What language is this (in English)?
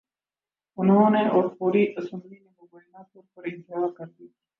Urdu